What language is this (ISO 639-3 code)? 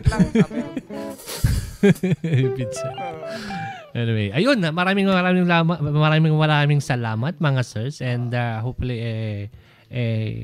fil